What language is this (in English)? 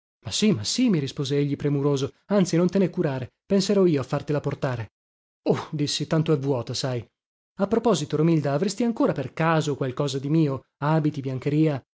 Italian